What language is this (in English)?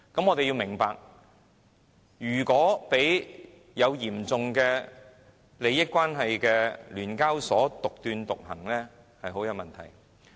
Cantonese